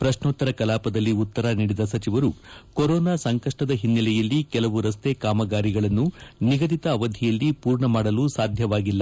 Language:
Kannada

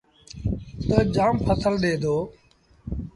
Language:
Sindhi Bhil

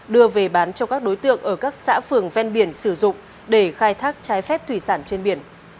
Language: Vietnamese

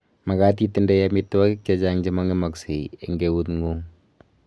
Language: Kalenjin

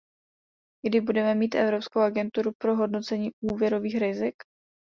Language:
Czech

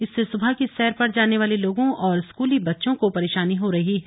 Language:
Hindi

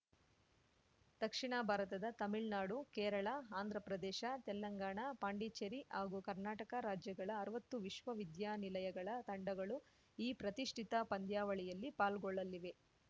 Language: Kannada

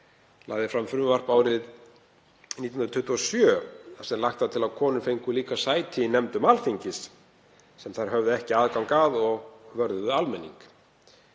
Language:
Icelandic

